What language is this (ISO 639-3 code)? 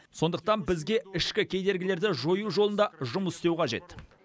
kaz